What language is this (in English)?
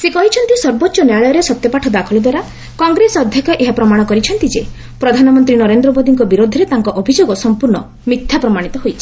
Odia